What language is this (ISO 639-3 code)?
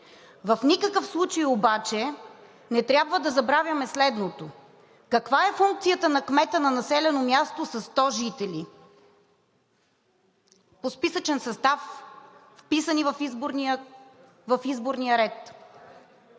bul